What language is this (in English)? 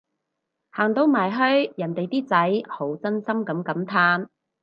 Cantonese